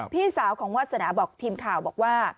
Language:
Thai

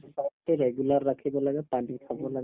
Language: Assamese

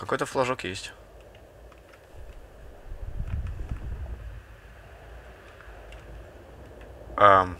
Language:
Russian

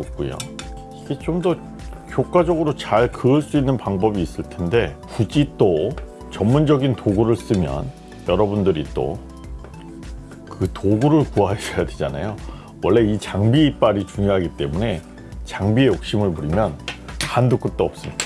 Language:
Korean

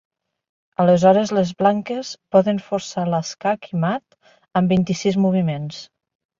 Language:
Catalan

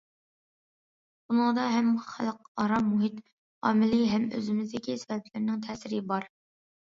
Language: Uyghur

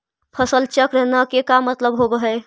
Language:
Magahi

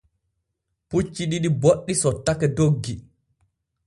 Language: Borgu Fulfulde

